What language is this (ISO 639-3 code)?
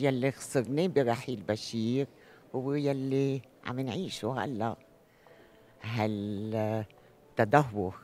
ara